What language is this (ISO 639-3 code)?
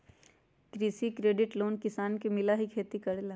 mag